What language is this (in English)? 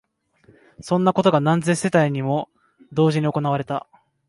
Japanese